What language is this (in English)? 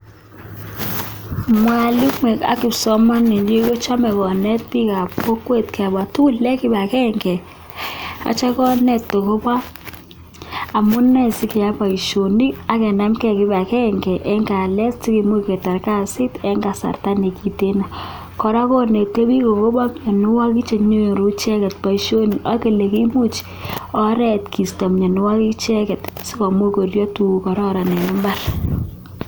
Kalenjin